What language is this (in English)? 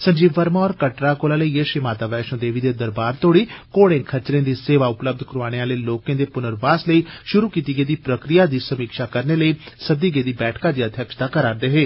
Dogri